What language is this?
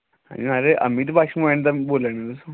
Dogri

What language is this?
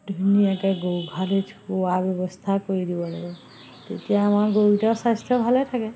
Assamese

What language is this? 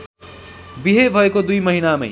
Nepali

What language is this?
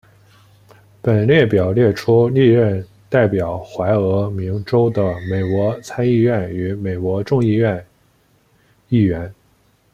Chinese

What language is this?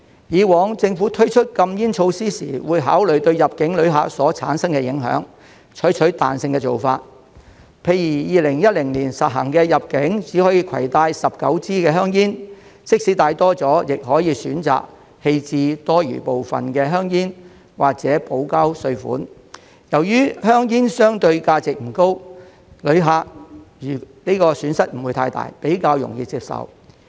Cantonese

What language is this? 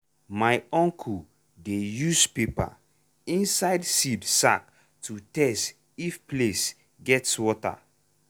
Nigerian Pidgin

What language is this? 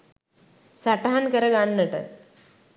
Sinhala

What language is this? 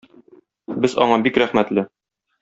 Tatar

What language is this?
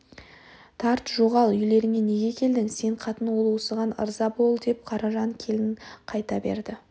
Kazakh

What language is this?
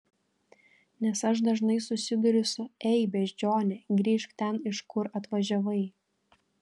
Lithuanian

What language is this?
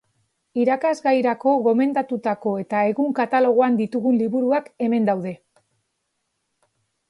Basque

